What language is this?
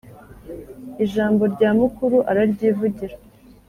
Kinyarwanda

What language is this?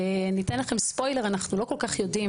Hebrew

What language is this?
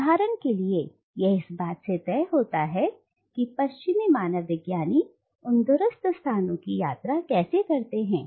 Hindi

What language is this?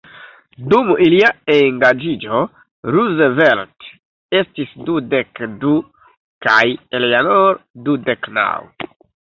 Esperanto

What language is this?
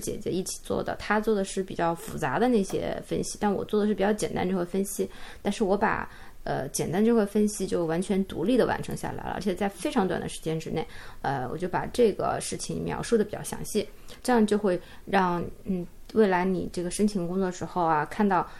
Chinese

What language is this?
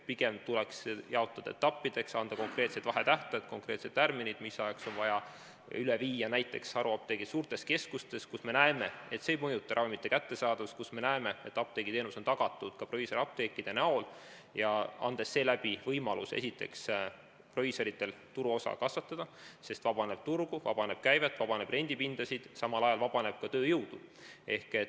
Estonian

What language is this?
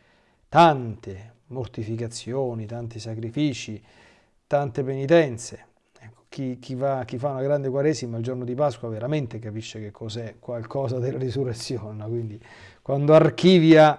Italian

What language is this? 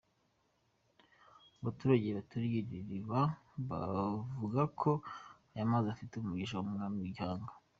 Kinyarwanda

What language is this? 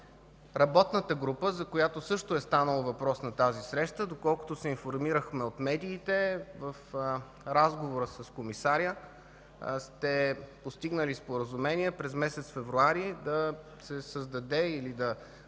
Bulgarian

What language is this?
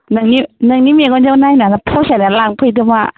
Bodo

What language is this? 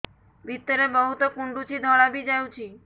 Odia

